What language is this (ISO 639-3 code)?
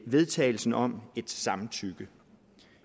dan